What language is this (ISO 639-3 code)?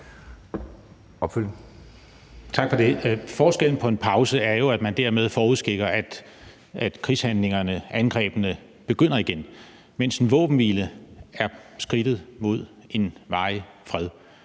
dan